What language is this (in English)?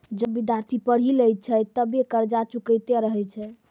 Maithili